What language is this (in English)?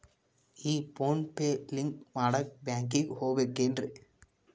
Kannada